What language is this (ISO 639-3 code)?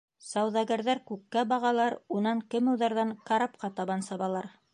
bak